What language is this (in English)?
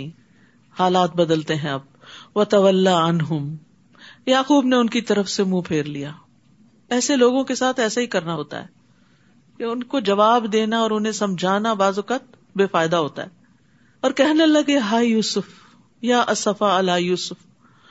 Urdu